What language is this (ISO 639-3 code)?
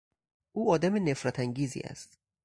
fas